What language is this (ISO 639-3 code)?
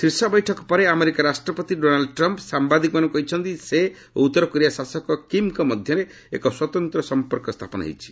ori